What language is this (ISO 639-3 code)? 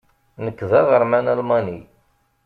kab